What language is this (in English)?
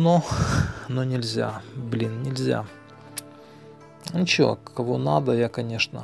Russian